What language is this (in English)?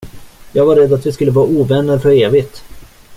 Swedish